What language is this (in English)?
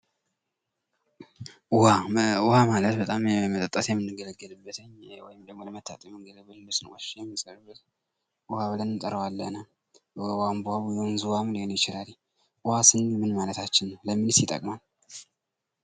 Amharic